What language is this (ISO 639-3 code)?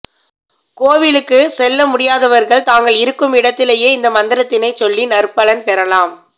tam